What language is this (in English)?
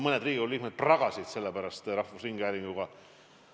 Estonian